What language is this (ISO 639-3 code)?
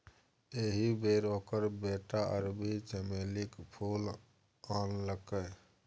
mai